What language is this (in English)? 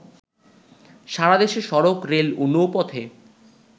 Bangla